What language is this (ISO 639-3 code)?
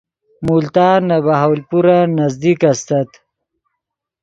ydg